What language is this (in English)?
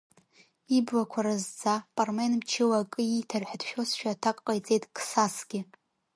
Abkhazian